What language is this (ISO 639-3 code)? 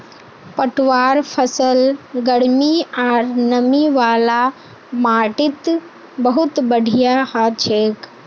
mag